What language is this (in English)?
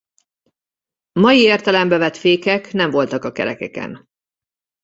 Hungarian